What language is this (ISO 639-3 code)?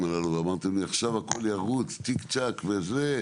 heb